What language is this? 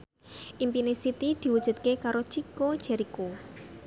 Javanese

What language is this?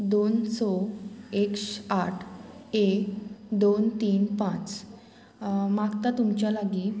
Konkani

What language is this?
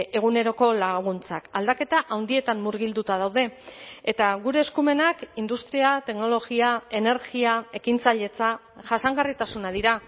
Basque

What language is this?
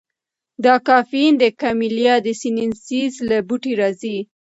Pashto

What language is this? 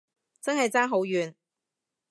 Cantonese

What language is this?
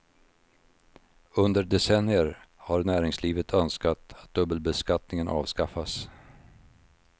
Swedish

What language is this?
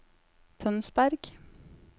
Norwegian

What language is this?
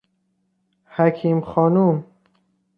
Persian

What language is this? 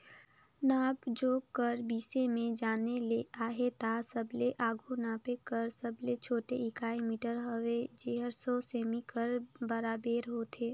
Chhattisgarhi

